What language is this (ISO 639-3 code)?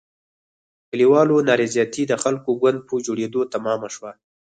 pus